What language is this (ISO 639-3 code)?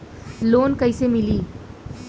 bho